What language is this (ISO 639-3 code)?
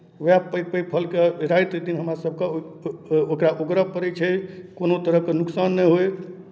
mai